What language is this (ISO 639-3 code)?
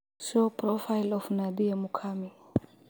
som